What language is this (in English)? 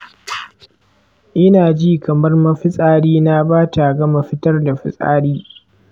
Hausa